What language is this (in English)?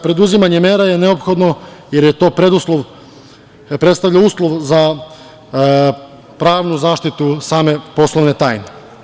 Serbian